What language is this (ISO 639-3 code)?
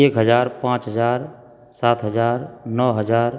mai